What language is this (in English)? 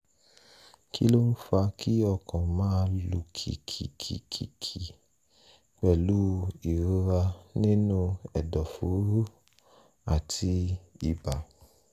Yoruba